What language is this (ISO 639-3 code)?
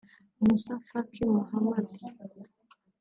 kin